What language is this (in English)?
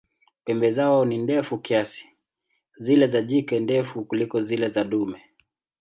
Swahili